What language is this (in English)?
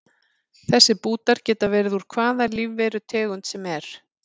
Icelandic